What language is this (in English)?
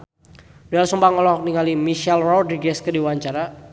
Sundanese